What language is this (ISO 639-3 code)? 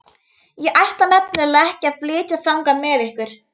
isl